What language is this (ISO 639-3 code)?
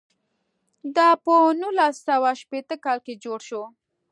pus